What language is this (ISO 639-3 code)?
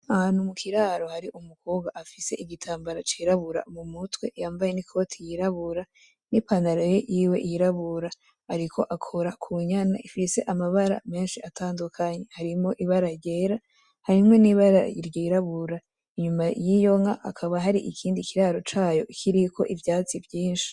run